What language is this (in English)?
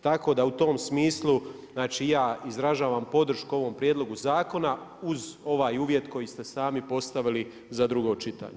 Croatian